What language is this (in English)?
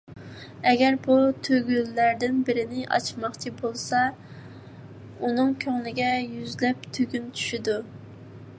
Uyghur